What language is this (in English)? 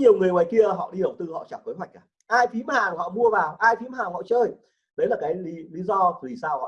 Vietnamese